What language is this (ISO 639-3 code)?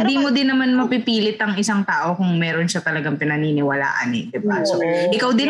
fil